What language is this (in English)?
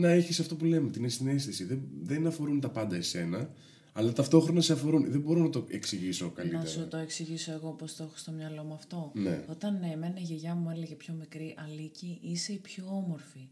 Greek